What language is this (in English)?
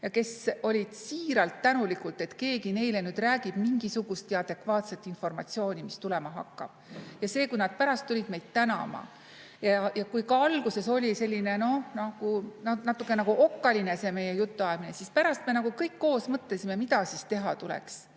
Estonian